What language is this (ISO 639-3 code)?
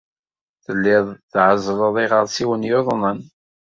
kab